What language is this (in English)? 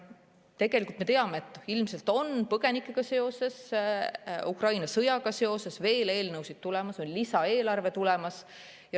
Estonian